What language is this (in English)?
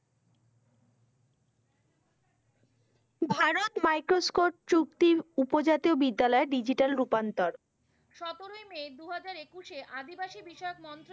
Bangla